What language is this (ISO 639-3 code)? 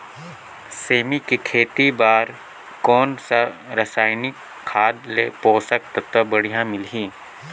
hne